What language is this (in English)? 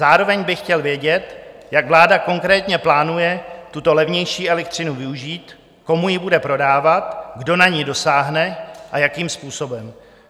Czech